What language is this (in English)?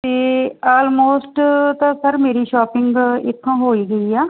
Punjabi